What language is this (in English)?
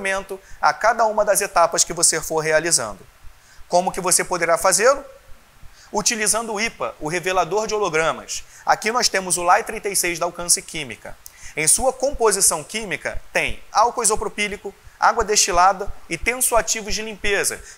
Portuguese